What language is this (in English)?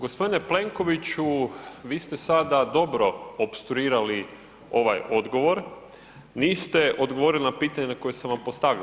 Croatian